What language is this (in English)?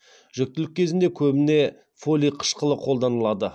Kazakh